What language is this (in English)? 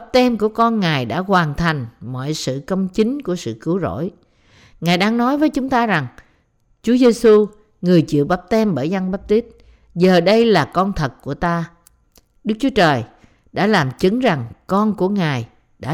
Vietnamese